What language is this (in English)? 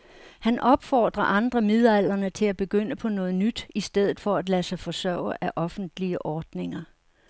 Danish